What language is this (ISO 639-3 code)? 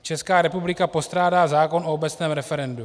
ces